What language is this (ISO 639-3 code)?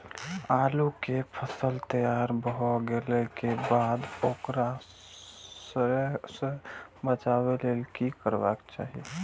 mai